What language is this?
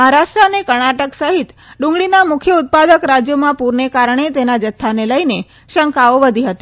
Gujarati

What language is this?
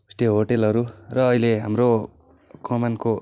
Nepali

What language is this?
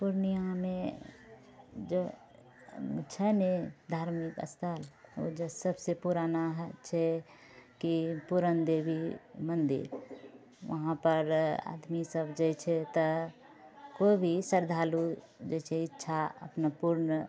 Maithili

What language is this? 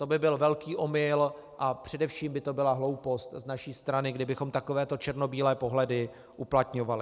Czech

